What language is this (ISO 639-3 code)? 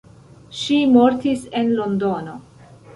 epo